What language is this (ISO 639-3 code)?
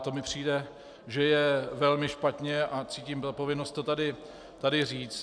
ces